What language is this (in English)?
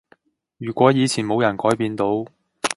Cantonese